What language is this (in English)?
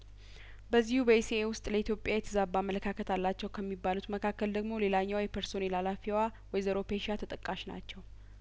Amharic